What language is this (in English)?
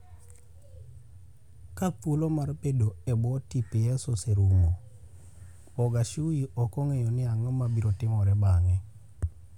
Luo (Kenya and Tanzania)